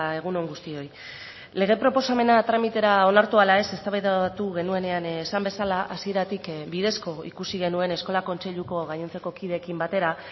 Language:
Basque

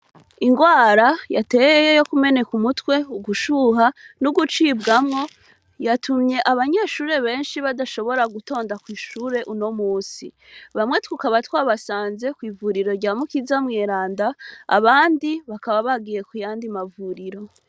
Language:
Rundi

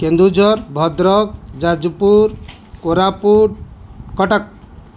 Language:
Odia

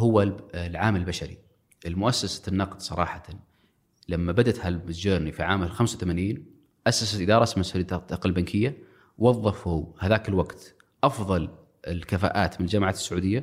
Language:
Arabic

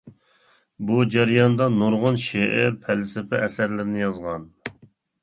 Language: Uyghur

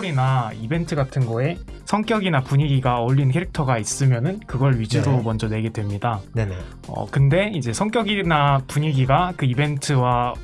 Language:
Korean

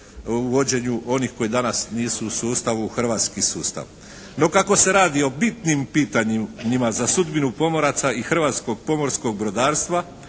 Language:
Croatian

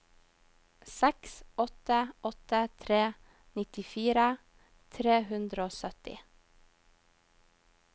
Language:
Norwegian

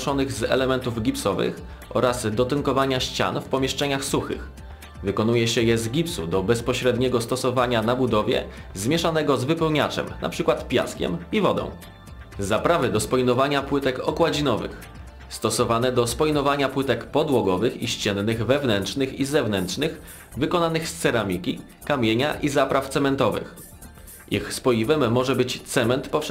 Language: Polish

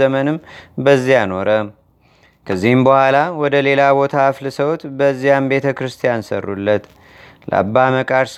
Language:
Amharic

